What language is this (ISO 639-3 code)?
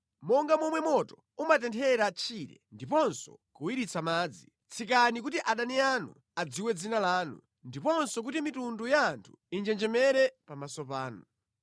nya